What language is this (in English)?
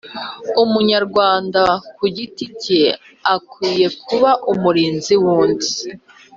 Kinyarwanda